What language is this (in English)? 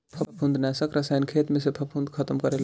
Bhojpuri